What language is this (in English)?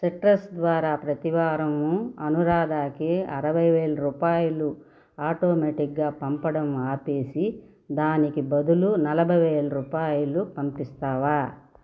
Telugu